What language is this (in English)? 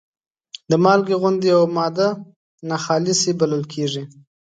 Pashto